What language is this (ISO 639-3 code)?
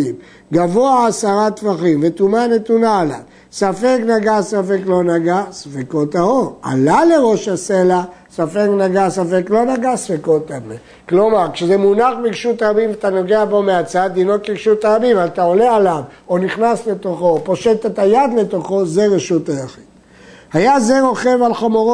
heb